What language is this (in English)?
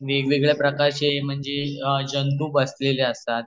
Marathi